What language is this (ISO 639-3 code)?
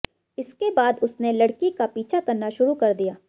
hin